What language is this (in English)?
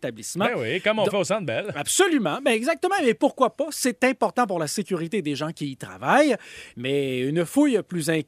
French